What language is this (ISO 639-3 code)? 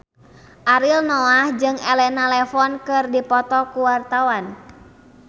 sun